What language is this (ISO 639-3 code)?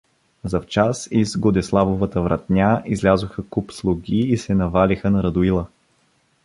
bul